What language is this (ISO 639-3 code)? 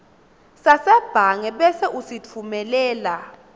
ssw